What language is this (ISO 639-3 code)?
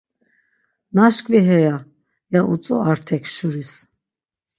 lzz